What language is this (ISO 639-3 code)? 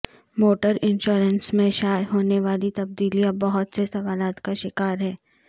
urd